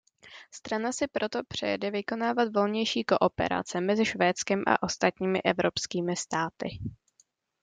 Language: Czech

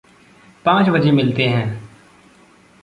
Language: Hindi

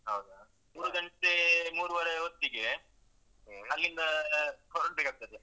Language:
Kannada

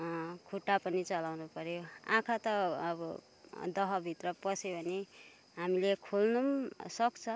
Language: Nepali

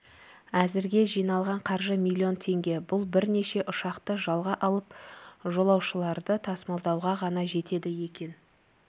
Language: Kazakh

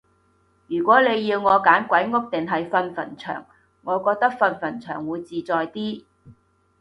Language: Cantonese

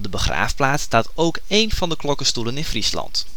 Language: Dutch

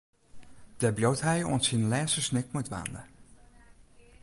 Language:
Western Frisian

